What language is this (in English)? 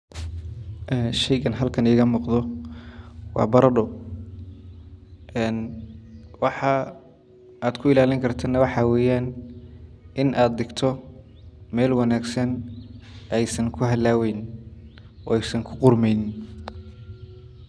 Somali